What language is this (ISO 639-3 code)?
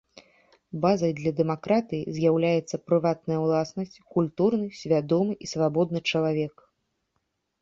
bel